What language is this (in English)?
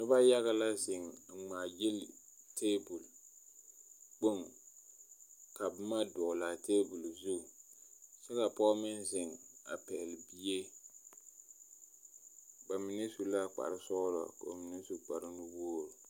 Southern Dagaare